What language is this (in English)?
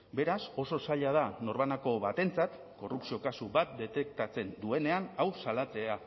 Basque